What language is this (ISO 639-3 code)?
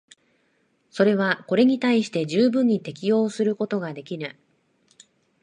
jpn